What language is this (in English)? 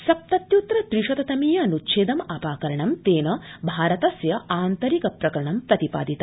Sanskrit